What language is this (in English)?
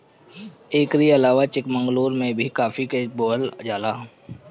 Bhojpuri